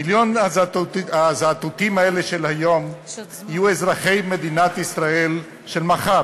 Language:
Hebrew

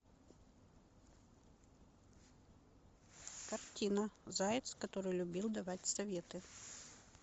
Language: Russian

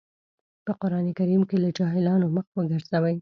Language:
Pashto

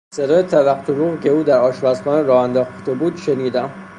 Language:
Persian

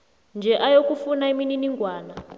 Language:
South Ndebele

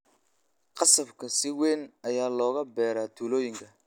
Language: Somali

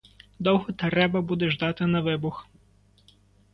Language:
Ukrainian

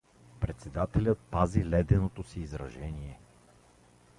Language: Bulgarian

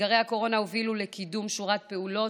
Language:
Hebrew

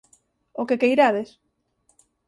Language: Galician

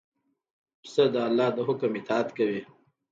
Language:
Pashto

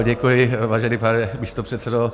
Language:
Czech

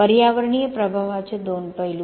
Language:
Marathi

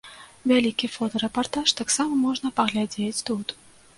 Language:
Belarusian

